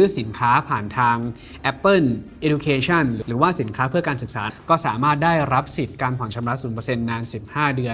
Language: Thai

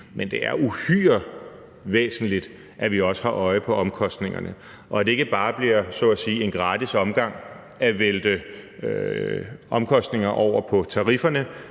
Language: Danish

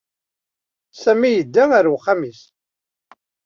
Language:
Kabyle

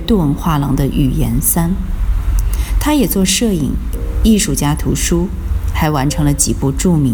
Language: Chinese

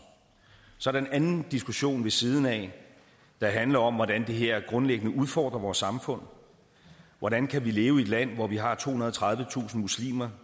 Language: Danish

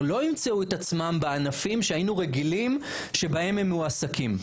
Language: Hebrew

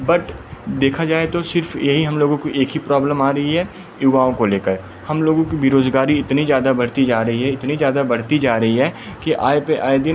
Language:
Hindi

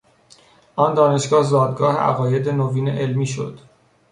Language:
Persian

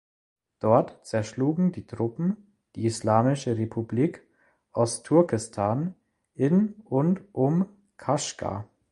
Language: German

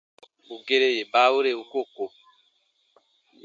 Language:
Baatonum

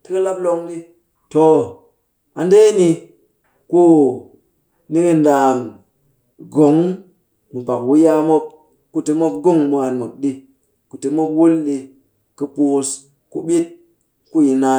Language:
Cakfem-Mushere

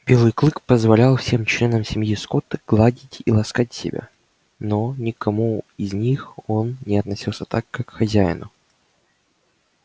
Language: Russian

